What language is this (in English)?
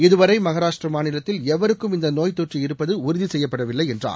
Tamil